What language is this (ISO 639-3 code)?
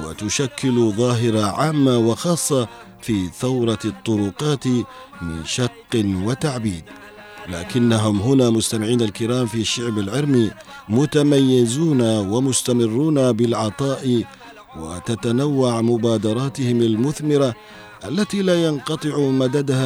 ara